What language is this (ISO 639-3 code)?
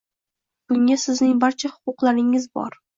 uzb